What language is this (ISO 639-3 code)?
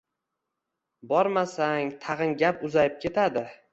uzb